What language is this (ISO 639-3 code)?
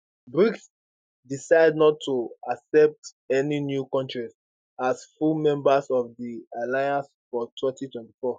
pcm